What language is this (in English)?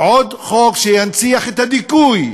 Hebrew